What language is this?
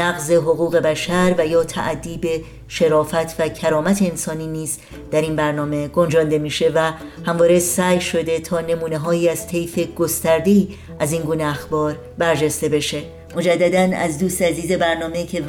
Persian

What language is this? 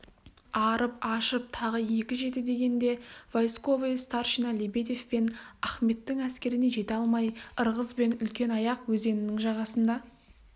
Kazakh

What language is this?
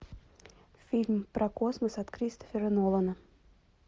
Russian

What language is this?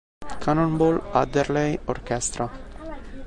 Italian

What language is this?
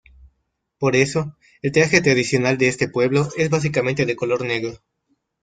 Spanish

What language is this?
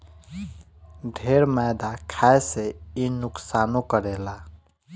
Bhojpuri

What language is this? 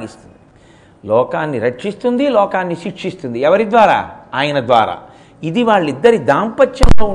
Telugu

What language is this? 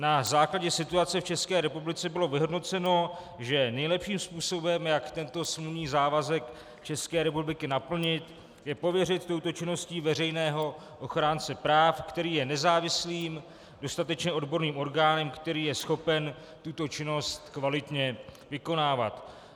Czech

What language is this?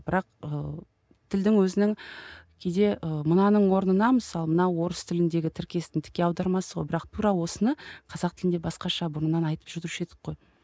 Kazakh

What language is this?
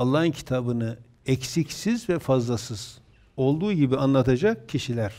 Turkish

